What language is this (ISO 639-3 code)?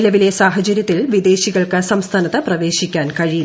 mal